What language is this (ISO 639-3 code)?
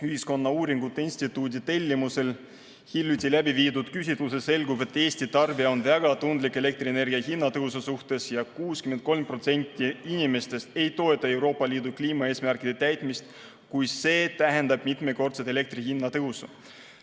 est